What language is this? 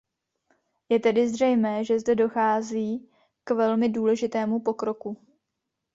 Czech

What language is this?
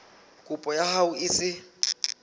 Southern Sotho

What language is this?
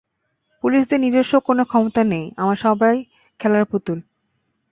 Bangla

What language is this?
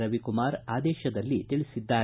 Kannada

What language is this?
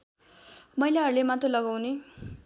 Nepali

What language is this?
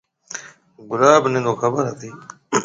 Marwari (Pakistan)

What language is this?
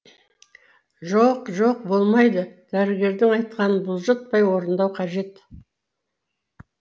Kazakh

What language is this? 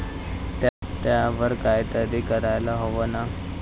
Marathi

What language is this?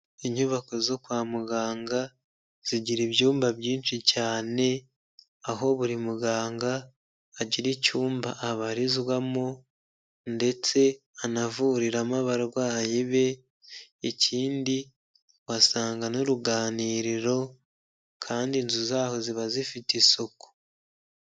Kinyarwanda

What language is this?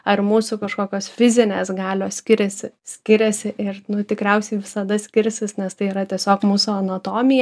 Lithuanian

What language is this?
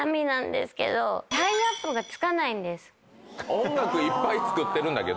Japanese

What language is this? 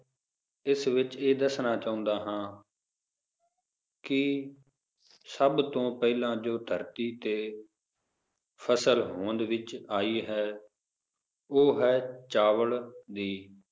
Punjabi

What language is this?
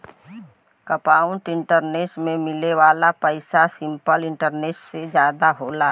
Bhojpuri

